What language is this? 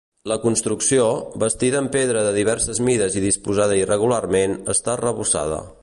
Catalan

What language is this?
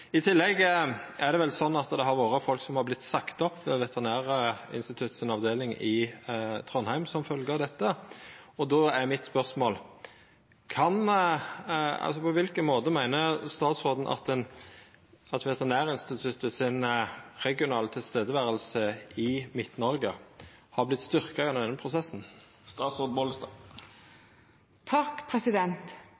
Norwegian Nynorsk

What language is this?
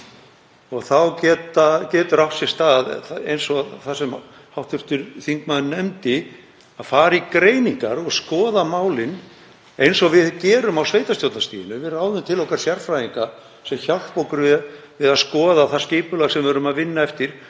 Icelandic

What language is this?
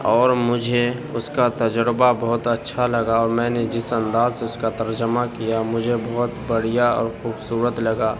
Urdu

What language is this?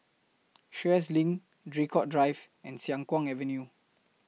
English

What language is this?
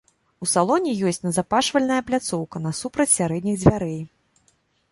Belarusian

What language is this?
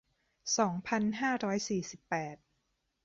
Thai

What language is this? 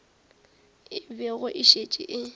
Northern Sotho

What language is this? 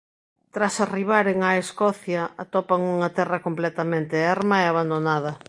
Galician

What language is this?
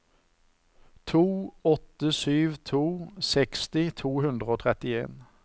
Norwegian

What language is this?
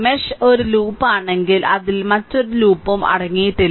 Malayalam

